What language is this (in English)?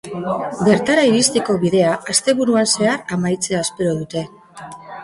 Basque